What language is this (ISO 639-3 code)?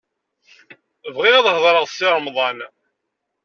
kab